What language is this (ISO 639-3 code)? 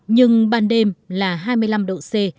vie